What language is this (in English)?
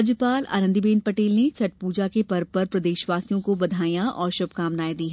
Hindi